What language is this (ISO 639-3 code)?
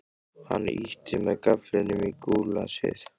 isl